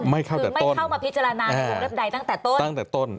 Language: Thai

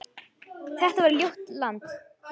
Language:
Icelandic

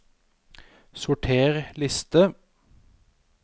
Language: Norwegian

